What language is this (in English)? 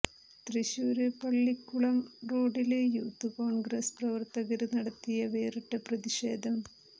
Malayalam